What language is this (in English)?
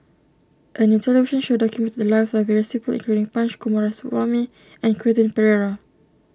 English